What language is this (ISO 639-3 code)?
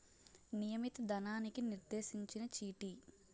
tel